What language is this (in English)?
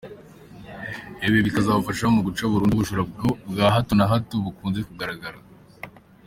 Kinyarwanda